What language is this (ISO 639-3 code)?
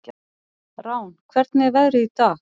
isl